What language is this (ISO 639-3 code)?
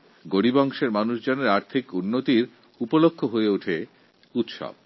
ben